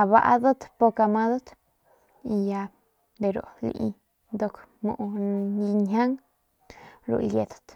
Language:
Northern Pame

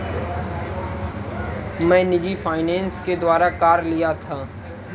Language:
Hindi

